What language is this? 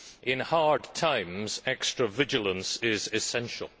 English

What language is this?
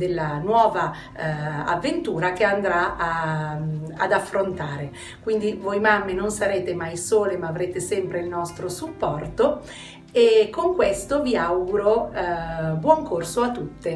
Italian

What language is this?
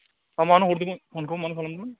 Bodo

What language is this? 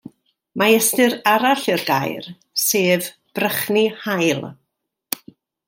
Welsh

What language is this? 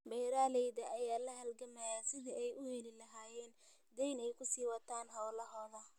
Somali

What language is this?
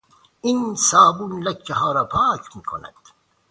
Persian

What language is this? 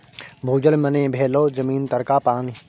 Maithili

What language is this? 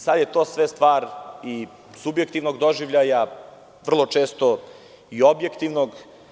Serbian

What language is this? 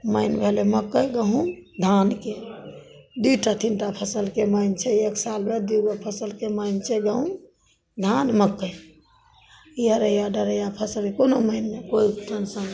Maithili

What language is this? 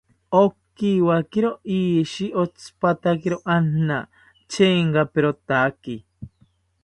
South Ucayali Ashéninka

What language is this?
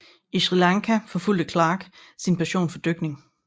Danish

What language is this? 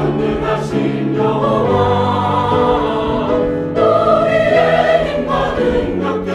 Romanian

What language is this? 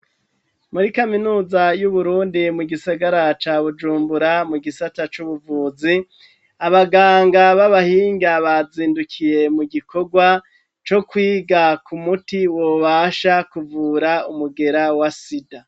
Rundi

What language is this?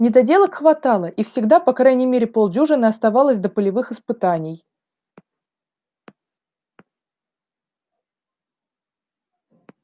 Russian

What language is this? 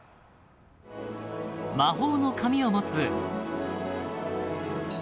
Japanese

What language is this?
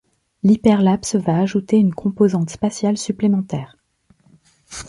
French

